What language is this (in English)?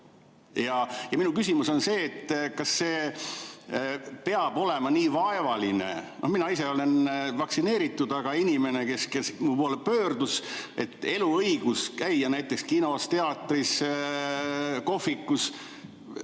Estonian